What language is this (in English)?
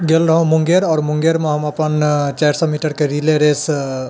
Maithili